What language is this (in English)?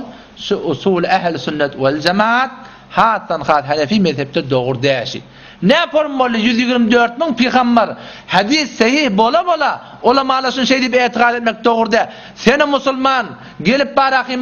Arabic